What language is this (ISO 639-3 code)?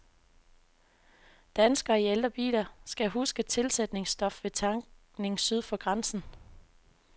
dan